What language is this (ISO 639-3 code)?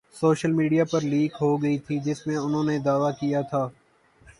urd